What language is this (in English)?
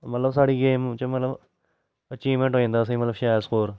Dogri